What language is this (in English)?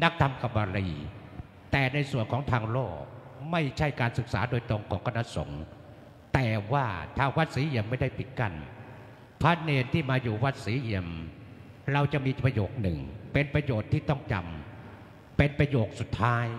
Thai